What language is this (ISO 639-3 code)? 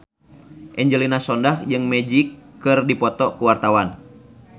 sun